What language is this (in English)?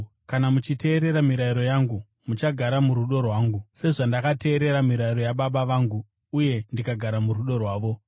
Shona